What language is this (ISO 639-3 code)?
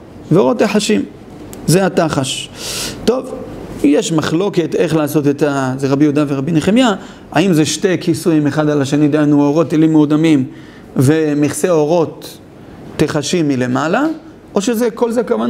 heb